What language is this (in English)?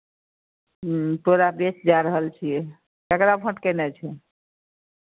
Maithili